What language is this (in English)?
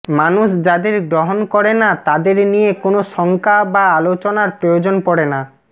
Bangla